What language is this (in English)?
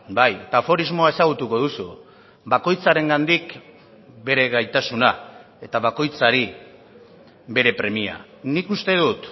Basque